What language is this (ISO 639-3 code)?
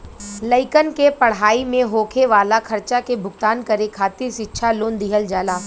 bho